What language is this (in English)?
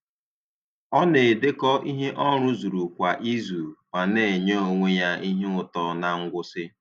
Igbo